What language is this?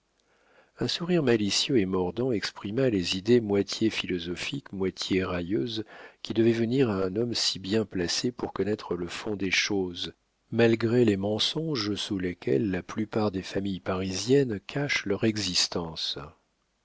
French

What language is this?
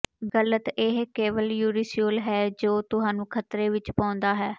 Punjabi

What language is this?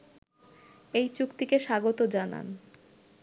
Bangla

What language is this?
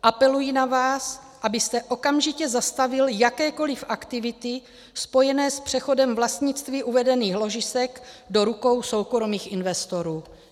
Czech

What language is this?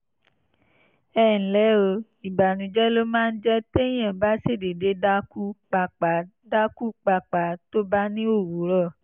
Yoruba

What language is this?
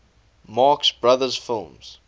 English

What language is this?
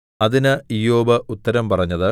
Malayalam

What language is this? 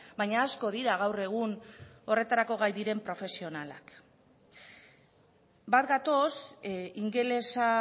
Basque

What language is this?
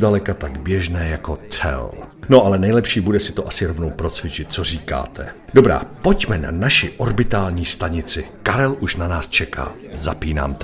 Czech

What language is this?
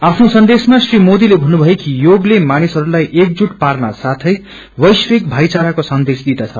Nepali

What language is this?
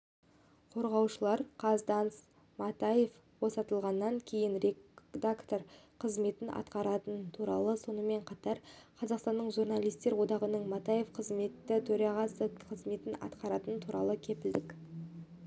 Kazakh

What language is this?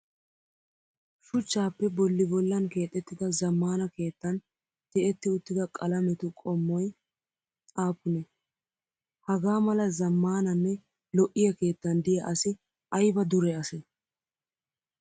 Wolaytta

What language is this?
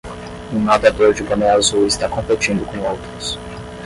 Portuguese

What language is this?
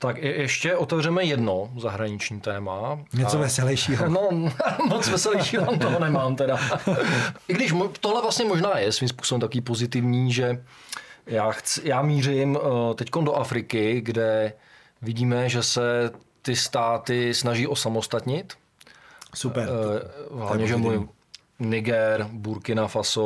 Czech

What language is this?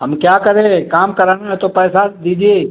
Hindi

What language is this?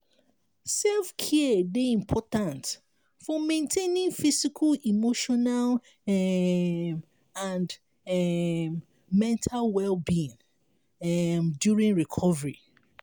Nigerian Pidgin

